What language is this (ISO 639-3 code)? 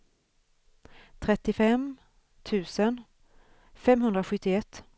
swe